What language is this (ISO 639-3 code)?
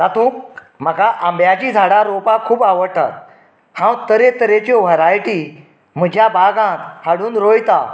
kok